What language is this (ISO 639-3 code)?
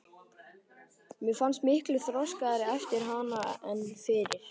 isl